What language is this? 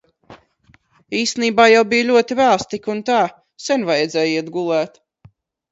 Latvian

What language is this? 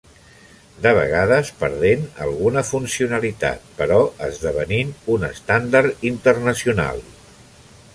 Catalan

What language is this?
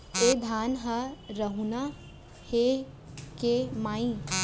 Chhattisgarhi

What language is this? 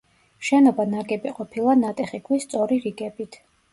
Georgian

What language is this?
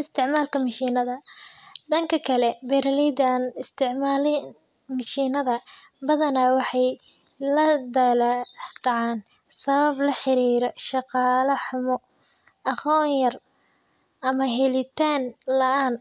Somali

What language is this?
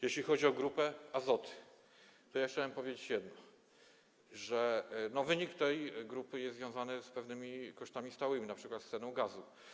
Polish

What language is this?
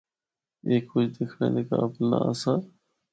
Northern Hindko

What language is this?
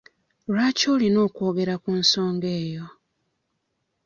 Ganda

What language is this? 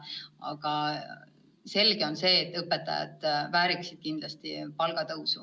Estonian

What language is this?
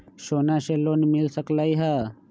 Magahi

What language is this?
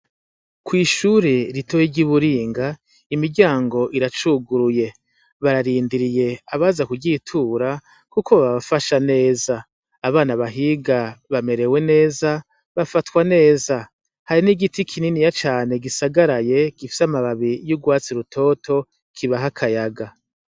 Rundi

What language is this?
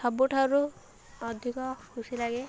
Odia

